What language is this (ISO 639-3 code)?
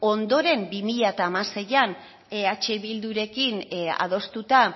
eus